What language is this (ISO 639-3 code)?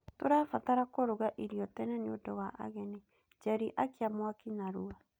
kik